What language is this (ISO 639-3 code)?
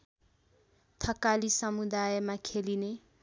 nep